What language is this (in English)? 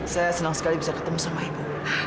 Indonesian